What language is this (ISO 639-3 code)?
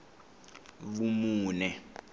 tso